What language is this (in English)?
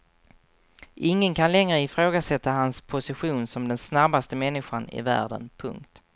Swedish